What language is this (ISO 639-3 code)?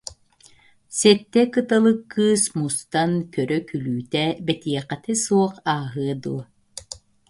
sah